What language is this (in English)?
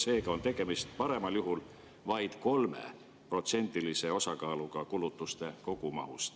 Estonian